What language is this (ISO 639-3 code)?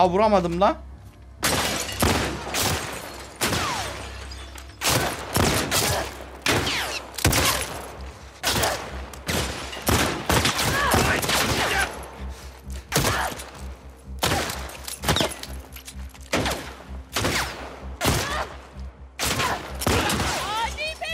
tur